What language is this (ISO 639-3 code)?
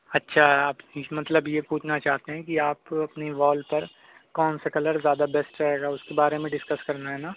urd